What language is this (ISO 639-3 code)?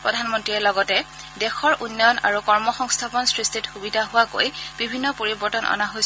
asm